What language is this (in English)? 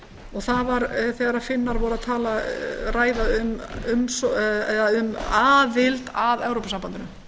Icelandic